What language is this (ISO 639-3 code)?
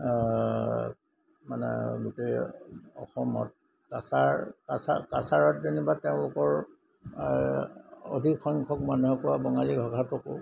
asm